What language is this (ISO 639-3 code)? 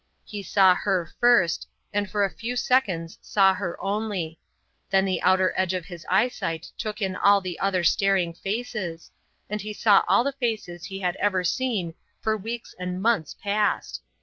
eng